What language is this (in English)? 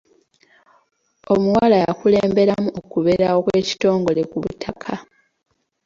Ganda